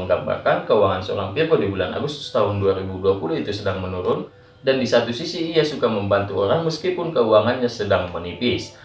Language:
Indonesian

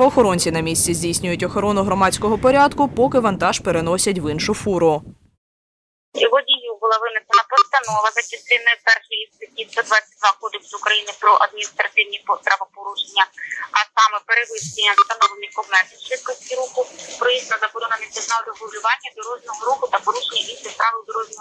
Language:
Ukrainian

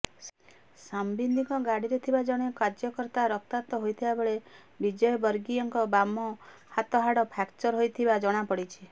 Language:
Odia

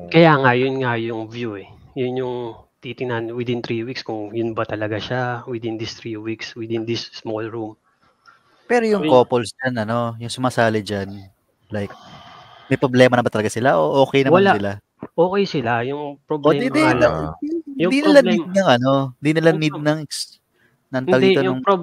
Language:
Filipino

